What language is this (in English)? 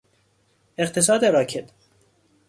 Persian